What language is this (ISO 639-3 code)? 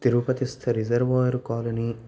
san